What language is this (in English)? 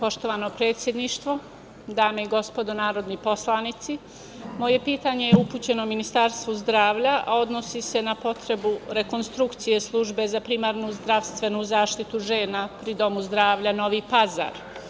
Serbian